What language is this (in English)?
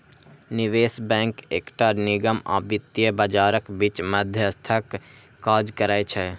Maithili